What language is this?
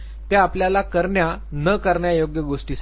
Marathi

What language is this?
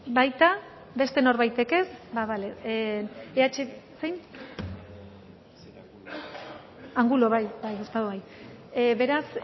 Basque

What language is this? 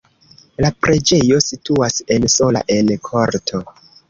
Esperanto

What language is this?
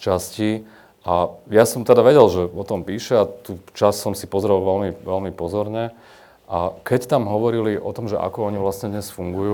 Slovak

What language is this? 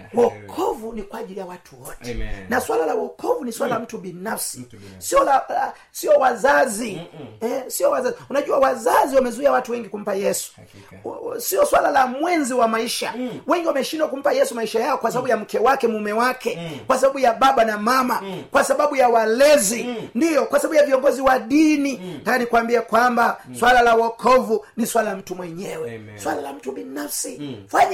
Swahili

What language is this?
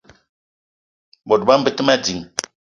Eton (Cameroon)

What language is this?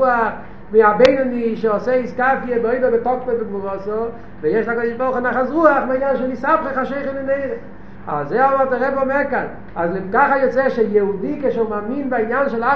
Hebrew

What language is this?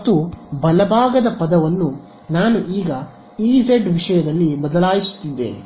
Kannada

